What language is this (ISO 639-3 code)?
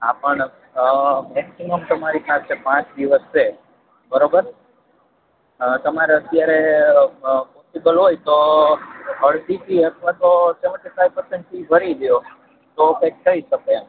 guj